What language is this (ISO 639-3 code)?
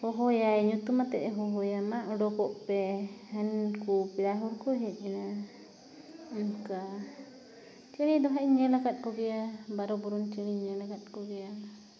sat